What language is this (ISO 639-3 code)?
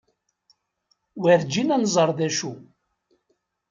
kab